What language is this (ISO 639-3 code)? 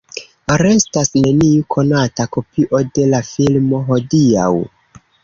epo